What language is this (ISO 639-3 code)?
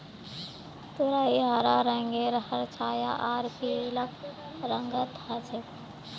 mag